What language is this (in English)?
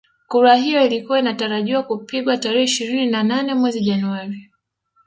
Swahili